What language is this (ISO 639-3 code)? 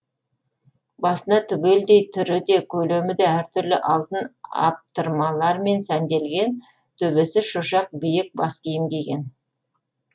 kaz